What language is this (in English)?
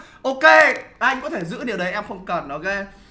Vietnamese